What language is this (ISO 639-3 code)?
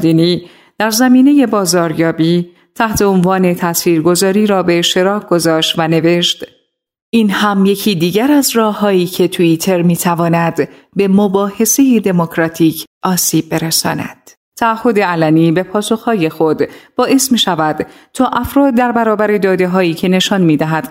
fas